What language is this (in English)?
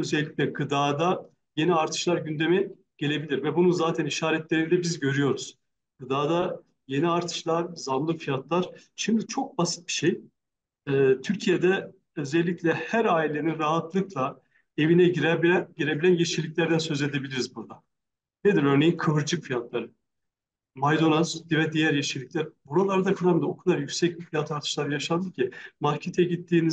Turkish